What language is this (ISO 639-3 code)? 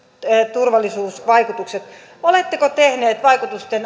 fin